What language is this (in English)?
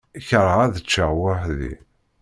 Kabyle